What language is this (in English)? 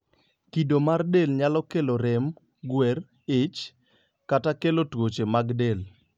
Luo (Kenya and Tanzania)